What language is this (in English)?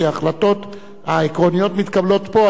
Hebrew